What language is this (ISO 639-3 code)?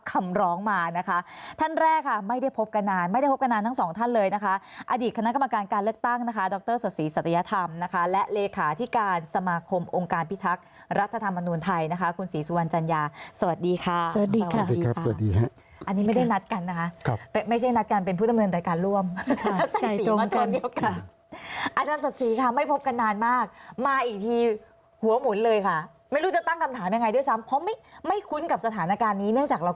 tha